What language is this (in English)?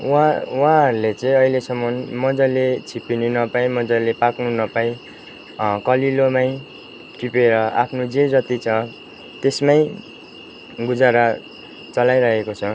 Nepali